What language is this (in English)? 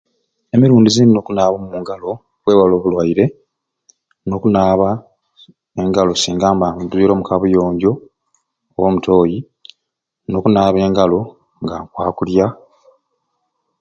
Ruuli